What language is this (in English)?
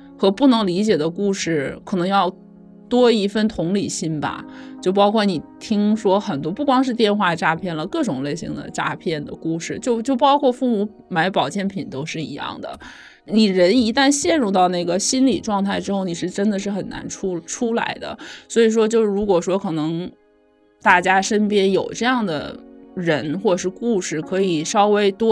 Chinese